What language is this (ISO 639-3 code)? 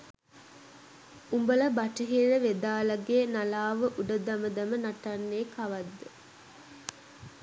sin